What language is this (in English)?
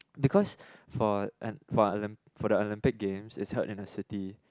English